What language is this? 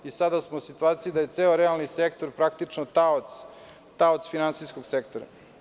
Serbian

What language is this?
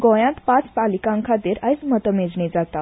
Konkani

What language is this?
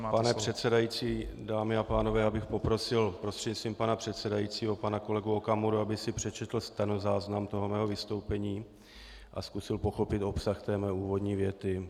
Czech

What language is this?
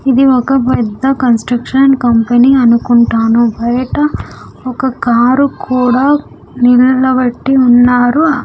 Telugu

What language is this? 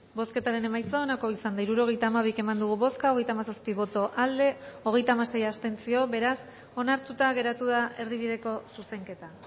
Basque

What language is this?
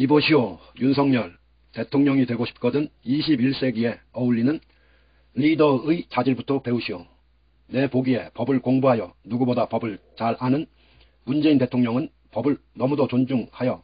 Korean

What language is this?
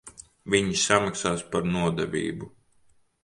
Latvian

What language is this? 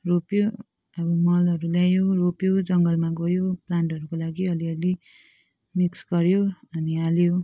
Nepali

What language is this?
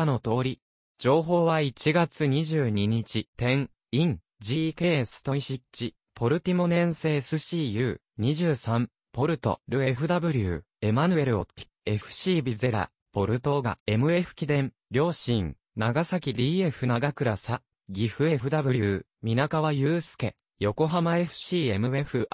Japanese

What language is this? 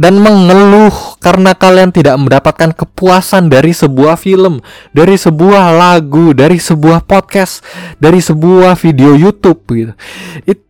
Indonesian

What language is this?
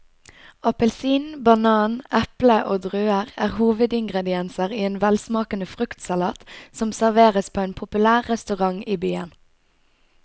Norwegian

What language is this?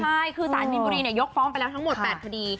Thai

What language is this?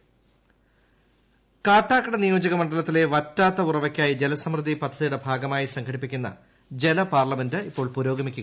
Malayalam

